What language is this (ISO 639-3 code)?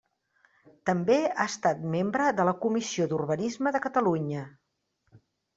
cat